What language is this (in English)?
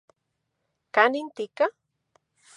Central Puebla Nahuatl